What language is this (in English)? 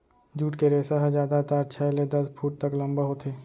Chhattisgarhi